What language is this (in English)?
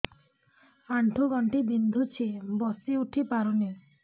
Odia